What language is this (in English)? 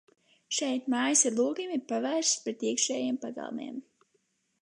Latvian